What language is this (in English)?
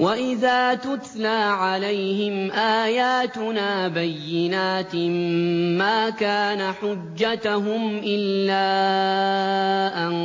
Arabic